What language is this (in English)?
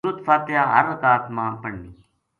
Gujari